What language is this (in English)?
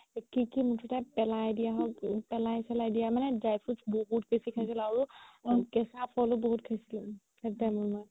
Assamese